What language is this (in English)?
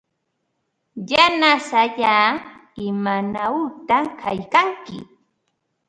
Ambo-Pasco Quechua